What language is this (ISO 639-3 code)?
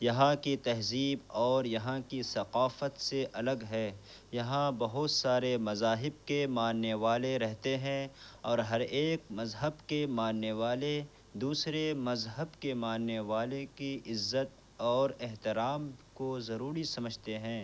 urd